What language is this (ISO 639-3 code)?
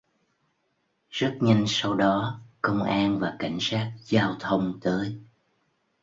vie